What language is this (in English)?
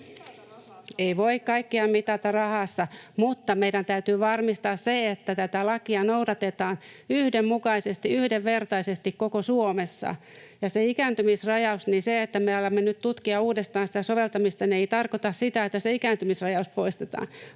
Finnish